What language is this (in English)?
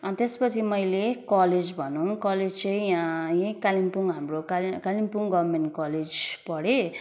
Nepali